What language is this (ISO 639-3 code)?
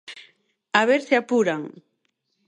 glg